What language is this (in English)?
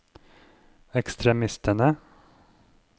Norwegian